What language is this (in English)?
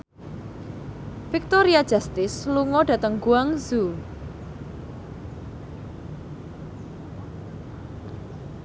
Javanese